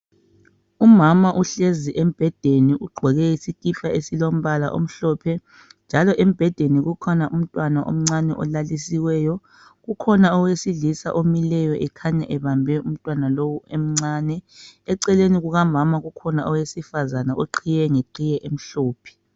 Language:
North Ndebele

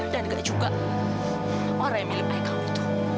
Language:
Indonesian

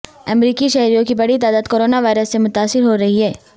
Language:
Urdu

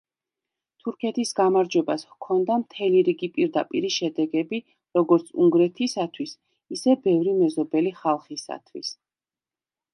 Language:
Georgian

